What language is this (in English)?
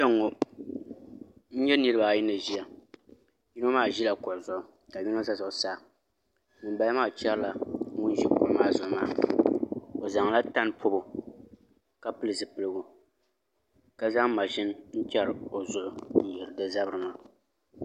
Dagbani